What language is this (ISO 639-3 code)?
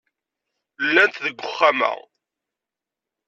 kab